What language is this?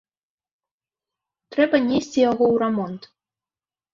Belarusian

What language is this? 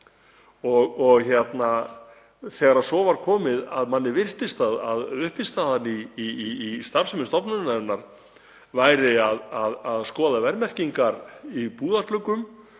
Icelandic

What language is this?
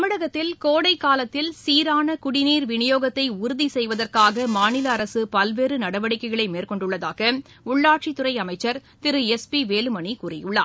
Tamil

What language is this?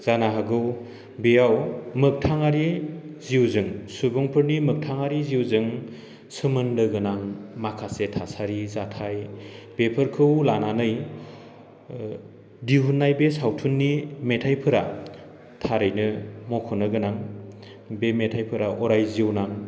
Bodo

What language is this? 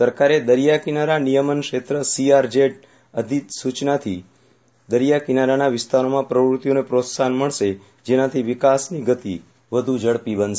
Gujarati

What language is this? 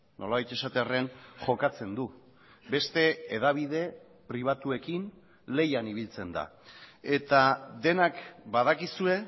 Basque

